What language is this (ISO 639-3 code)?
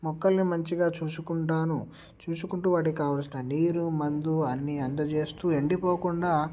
tel